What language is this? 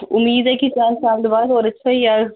Dogri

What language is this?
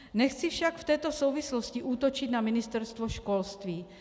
Czech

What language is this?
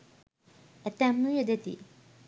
Sinhala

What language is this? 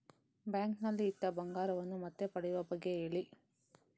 Kannada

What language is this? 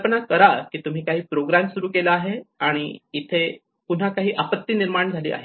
Marathi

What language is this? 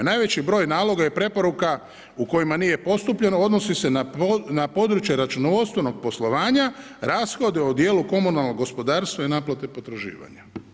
Croatian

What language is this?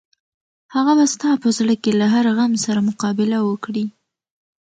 Pashto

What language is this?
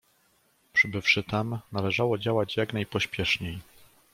Polish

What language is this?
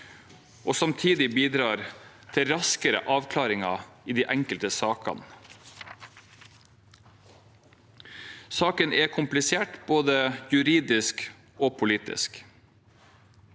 Norwegian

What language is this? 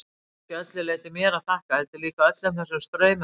Icelandic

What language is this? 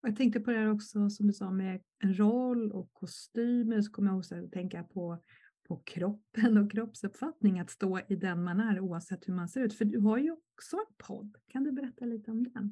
Swedish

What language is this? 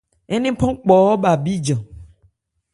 Ebrié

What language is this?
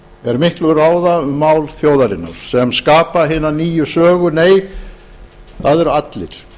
Icelandic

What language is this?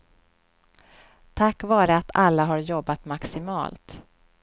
Swedish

